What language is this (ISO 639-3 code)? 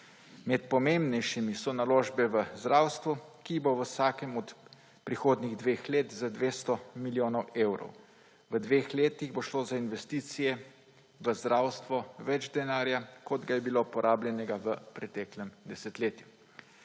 slv